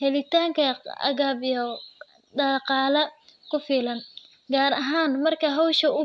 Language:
Somali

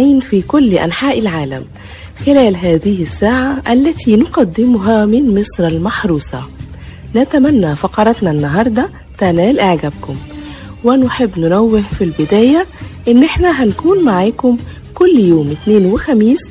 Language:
Arabic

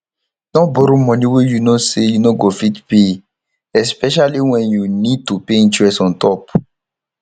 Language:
Nigerian Pidgin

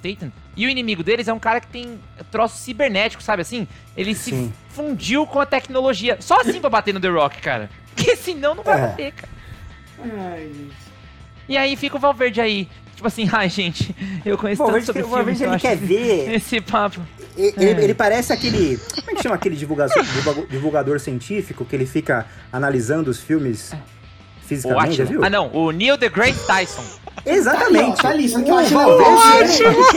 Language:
Portuguese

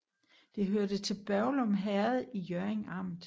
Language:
Danish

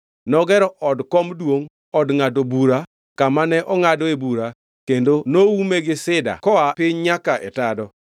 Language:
Luo (Kenya and Tanzania)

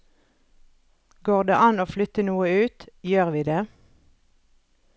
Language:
Norwegian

